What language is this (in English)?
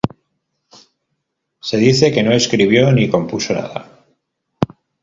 Spanish